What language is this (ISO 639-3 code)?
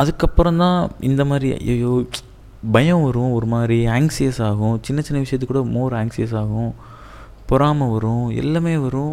tam